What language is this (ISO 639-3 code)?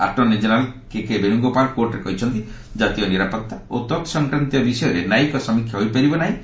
ori